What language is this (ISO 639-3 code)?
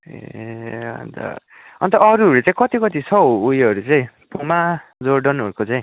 nep